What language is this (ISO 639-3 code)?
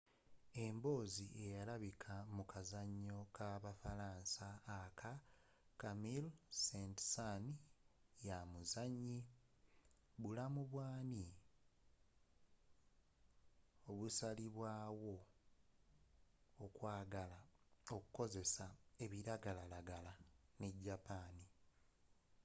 lug